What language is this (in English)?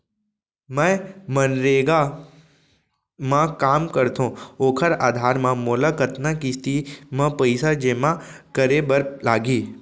Chhattisgarhi